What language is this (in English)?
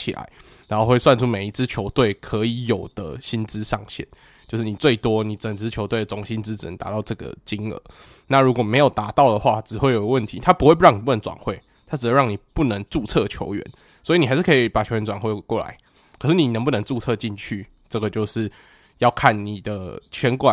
Chinese